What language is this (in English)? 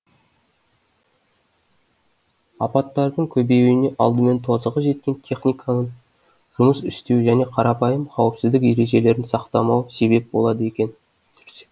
Kazakh